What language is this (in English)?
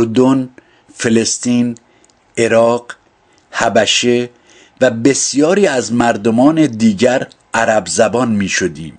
Persian